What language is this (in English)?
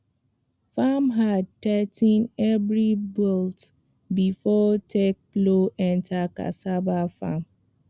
Nigerian Pidgin